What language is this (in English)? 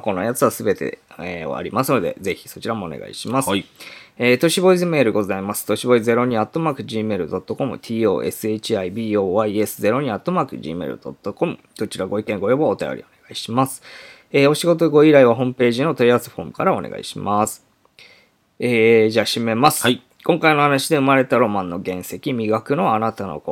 Japanese